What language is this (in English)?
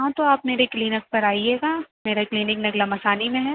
Urdu